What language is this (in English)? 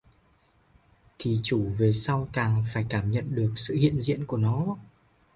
Vietnamese